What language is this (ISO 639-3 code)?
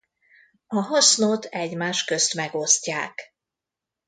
hun